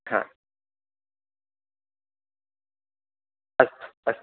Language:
Sanskrit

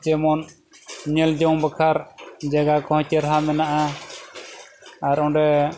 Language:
Santali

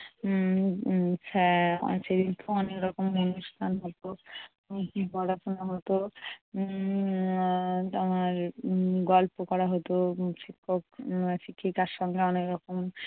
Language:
Bangla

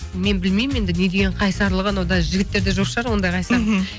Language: Kazakh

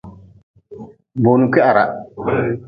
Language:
Nawdm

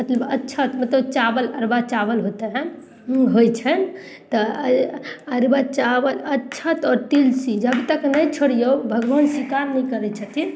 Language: Maithili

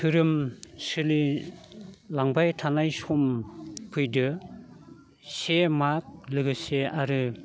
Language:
Bodo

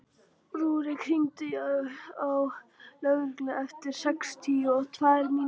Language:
Icelandic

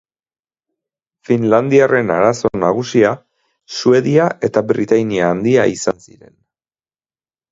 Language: Basque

